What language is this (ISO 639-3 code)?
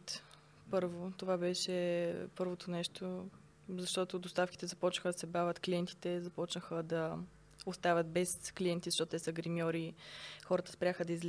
bul